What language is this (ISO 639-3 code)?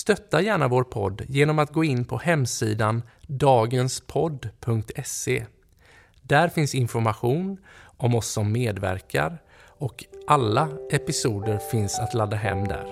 swe